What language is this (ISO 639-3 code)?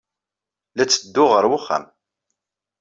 kab